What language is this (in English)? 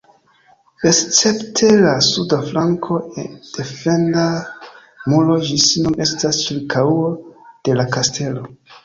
Esperanto